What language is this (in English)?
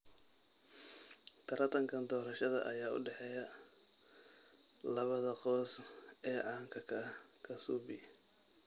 Somali